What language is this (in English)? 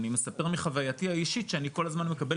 Hebrew